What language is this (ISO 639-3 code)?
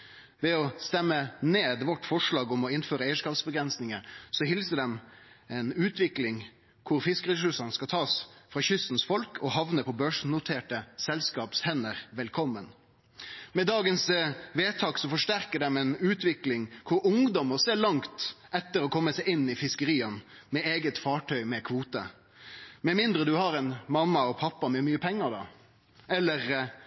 nno